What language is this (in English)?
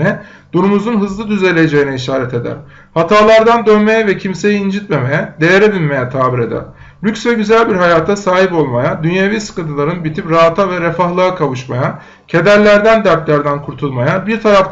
Turkish